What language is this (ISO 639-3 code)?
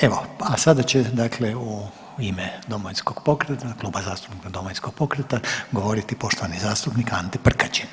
hrv